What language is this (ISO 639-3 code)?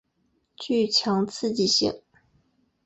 zho